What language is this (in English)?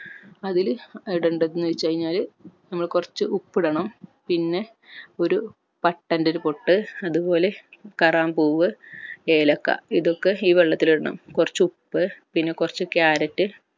Malayalam